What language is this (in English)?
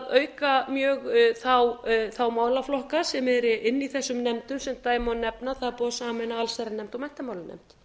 Icelandic